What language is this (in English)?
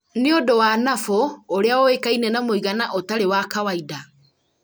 Kikuyu